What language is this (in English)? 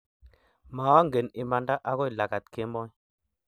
Kalenjin